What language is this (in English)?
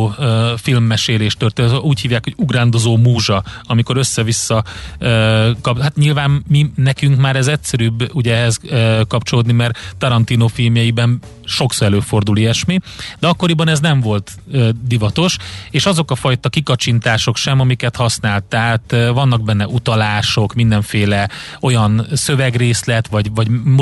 Hungarian